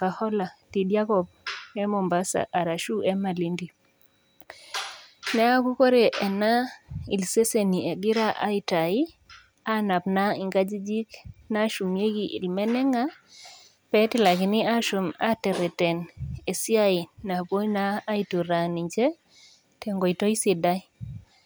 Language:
Masai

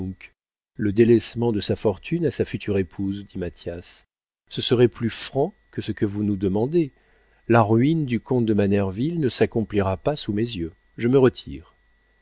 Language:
French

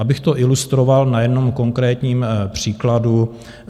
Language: Czech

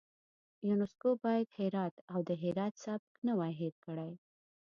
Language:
Pashto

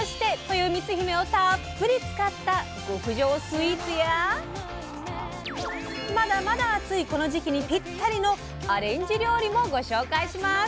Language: Japanese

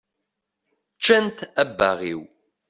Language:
Kabyle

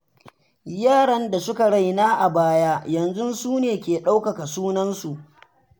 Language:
Hausa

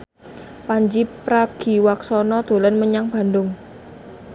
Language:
Javanese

